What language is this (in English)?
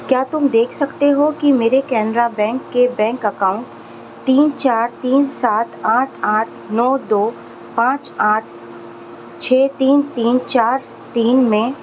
Urdu